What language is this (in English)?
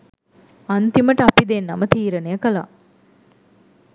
Sinhala